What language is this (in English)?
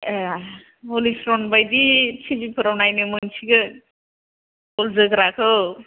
Bodo